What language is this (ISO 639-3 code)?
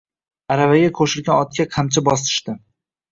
uzb